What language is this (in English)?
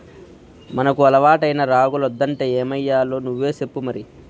Telugu